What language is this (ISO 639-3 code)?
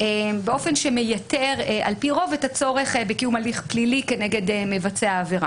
heb